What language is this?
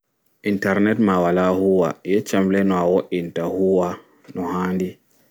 Fula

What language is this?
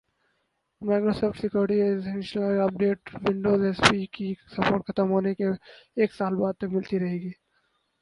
Urdu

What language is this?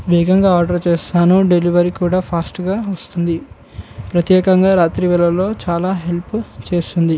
Telugu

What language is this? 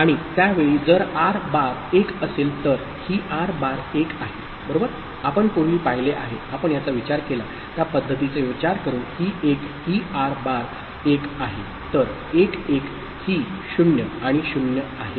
Marathi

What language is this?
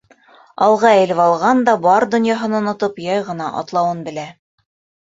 Bashkir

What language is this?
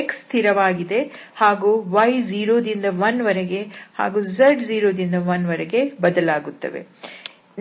Kannada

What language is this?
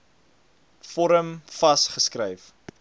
Afrikaans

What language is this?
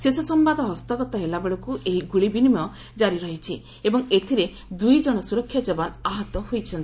Odia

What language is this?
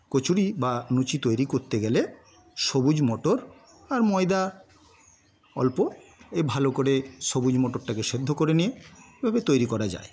Bangla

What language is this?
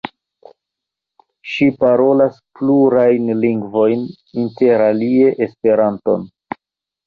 Esperanto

